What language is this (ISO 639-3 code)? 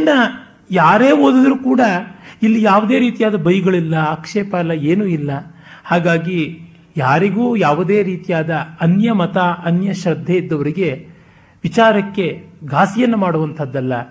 kan